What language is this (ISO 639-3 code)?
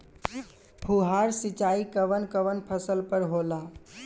bho